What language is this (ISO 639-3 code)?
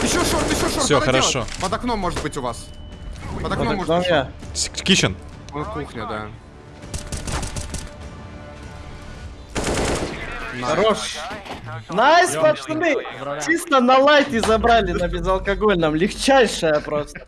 rus